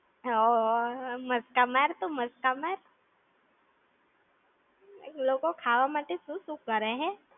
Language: Gujarati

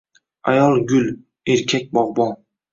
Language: Uzbek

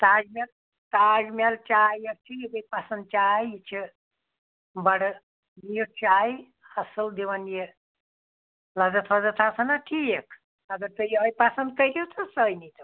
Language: Kashmiri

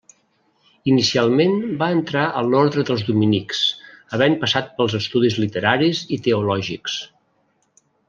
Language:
Catalan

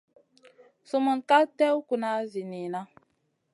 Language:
Masana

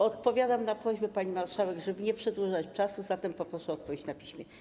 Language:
Polish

